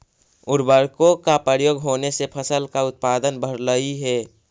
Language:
Magahi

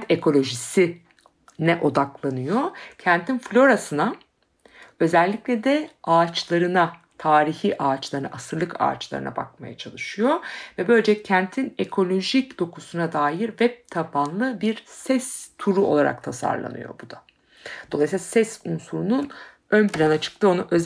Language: Turkish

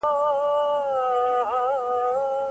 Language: Pashto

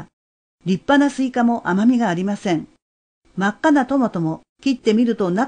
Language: Japanese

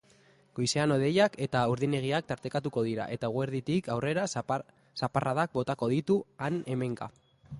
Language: Basque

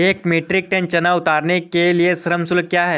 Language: Hindi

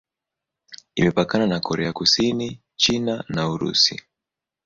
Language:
Swahili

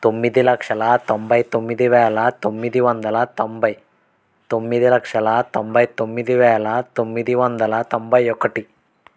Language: Telugu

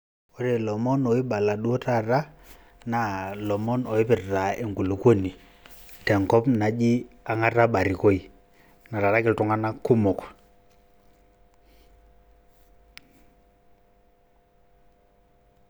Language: Masai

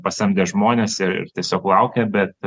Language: Lithuanian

